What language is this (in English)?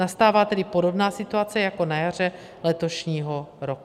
Czech